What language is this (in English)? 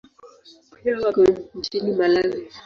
Swahili